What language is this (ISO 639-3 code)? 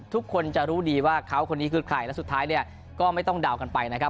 tha